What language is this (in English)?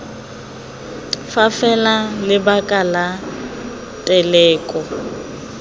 Tswana